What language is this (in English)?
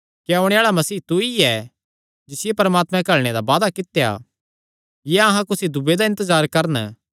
Kangri